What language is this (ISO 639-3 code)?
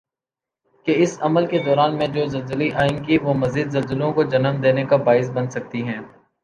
urd